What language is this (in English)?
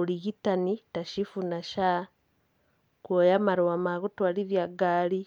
Kikuyu